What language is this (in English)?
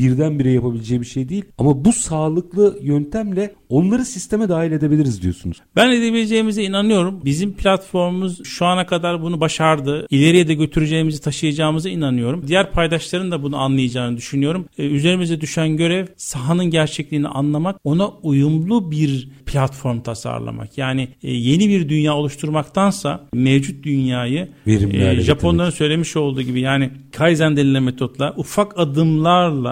Turkish